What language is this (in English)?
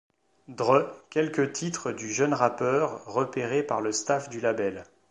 French